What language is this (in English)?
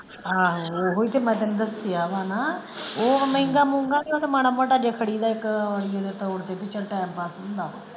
Punjabi